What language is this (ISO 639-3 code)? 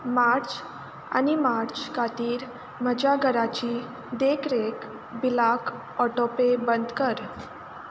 kok